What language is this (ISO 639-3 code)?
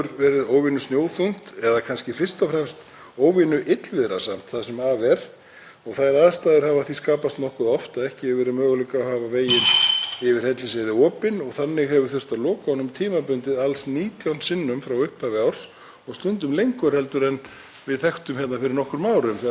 isl